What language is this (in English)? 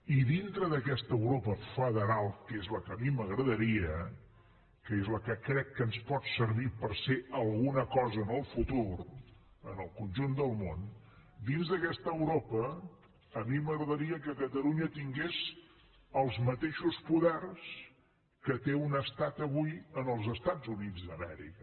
Catalan